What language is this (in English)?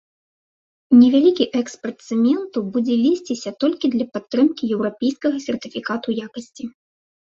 Belarusian